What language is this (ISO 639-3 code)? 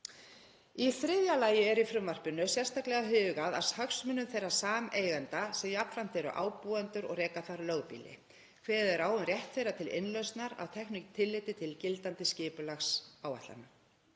isl